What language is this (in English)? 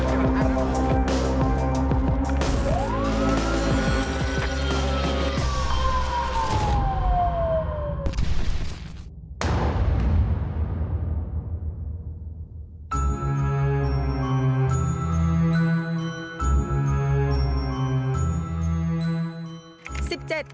Thai